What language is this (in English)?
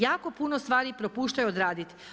Croatian